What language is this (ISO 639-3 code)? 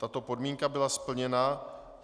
ces